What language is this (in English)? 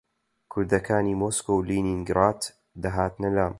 Central Kurdish